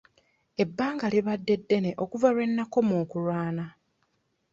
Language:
Ganda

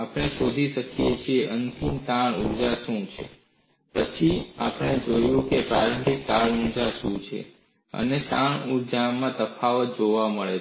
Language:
Gujarati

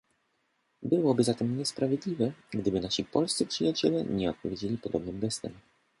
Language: Polish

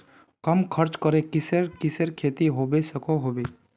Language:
Magahi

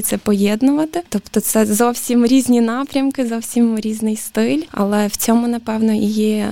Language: Ukrainian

